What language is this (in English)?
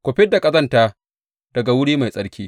Hausa